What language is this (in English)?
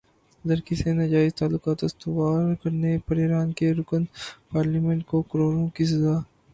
Urdu